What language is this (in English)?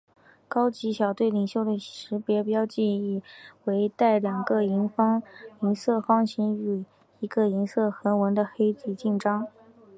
Chinese